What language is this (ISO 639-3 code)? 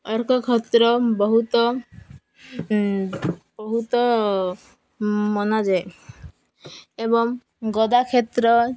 ori